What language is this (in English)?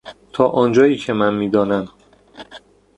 Persian